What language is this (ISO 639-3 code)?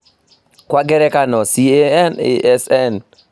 kik